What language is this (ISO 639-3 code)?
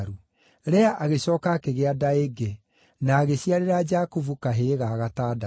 kik